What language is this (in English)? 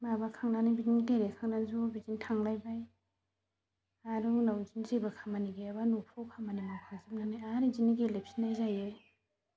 Bodo